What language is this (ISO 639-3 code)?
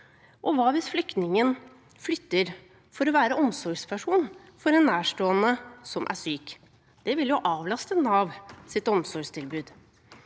nor